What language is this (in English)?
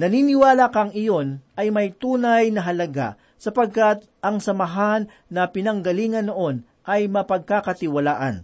Filipino